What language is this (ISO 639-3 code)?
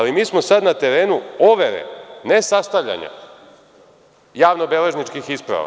srp